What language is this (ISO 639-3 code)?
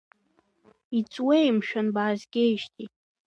abk